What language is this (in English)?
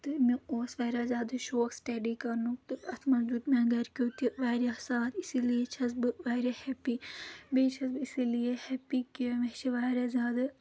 Kashmiri